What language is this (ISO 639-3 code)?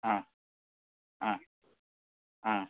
asm